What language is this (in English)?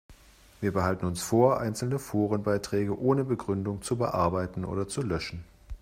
German